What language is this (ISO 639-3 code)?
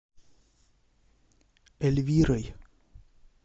rus